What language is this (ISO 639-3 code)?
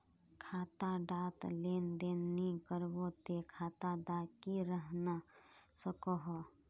mag